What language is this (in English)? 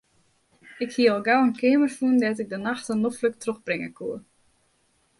Western Frisian